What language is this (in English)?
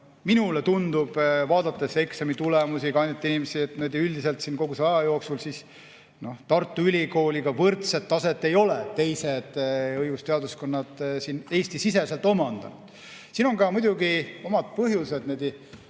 Estonian